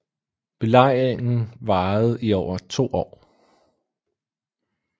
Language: Danish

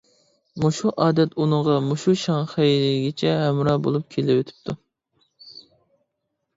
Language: Uyghur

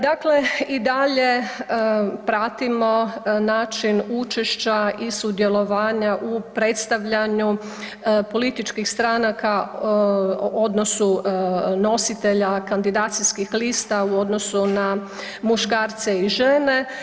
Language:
Croatian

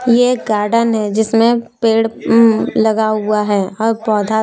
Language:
Hindi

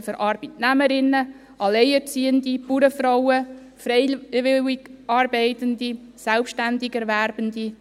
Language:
Swiss German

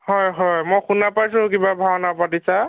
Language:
Assamese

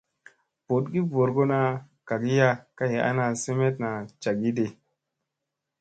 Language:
Musey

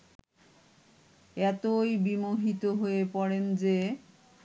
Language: Bangla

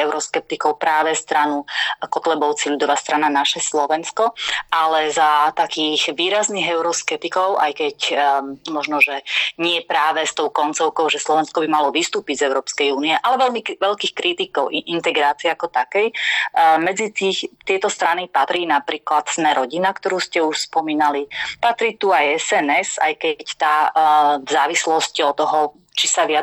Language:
Slovak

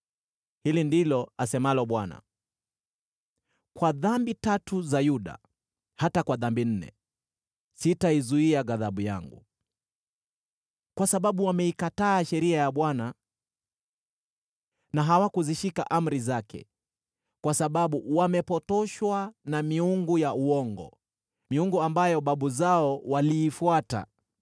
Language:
Swahili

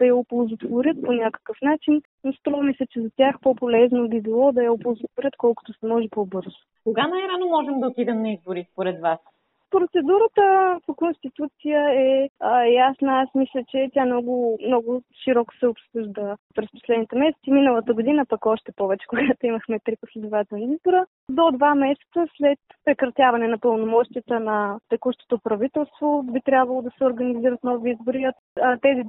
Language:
Bulgarian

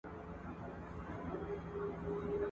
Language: Pashto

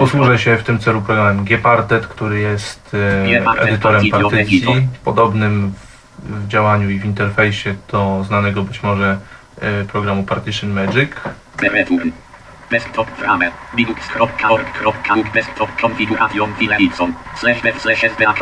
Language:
Polish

